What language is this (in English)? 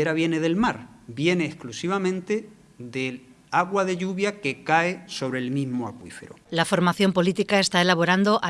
Spanish